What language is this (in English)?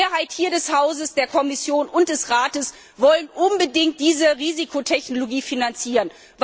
German